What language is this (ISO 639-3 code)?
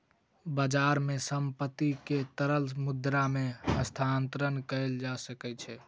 mai